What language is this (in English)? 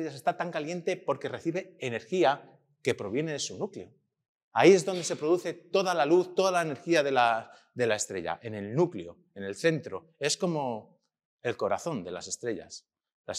Spanish